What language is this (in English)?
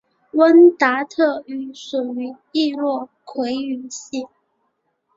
Chinese